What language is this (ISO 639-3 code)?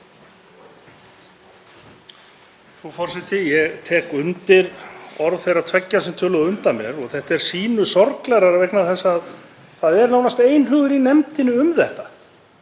isl